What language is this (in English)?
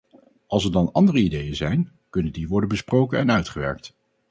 Dutch